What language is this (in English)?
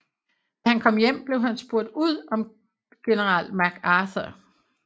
Danish